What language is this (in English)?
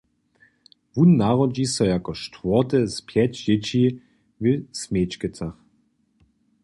Upper Sorbian